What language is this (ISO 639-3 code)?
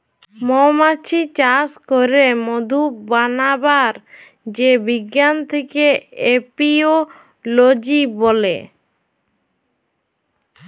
ben